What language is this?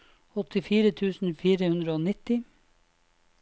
Norwegian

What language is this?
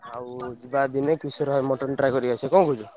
Odia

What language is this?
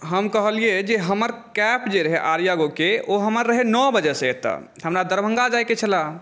Maithili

